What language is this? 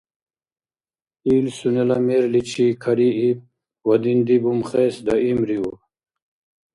Dargwa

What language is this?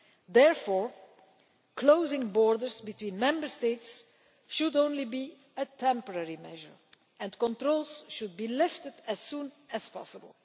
English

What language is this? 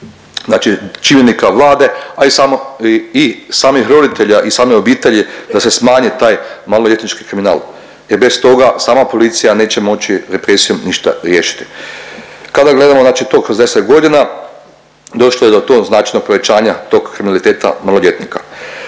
Croatian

